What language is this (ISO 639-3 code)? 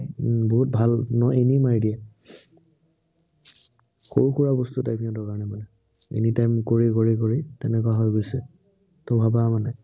asm